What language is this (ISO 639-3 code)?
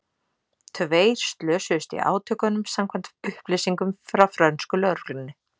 isl